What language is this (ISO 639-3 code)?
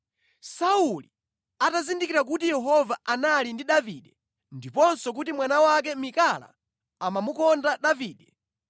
nya